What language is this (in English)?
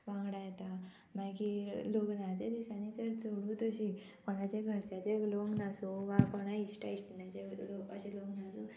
Konkani